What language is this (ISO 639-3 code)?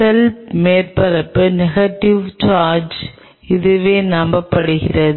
tam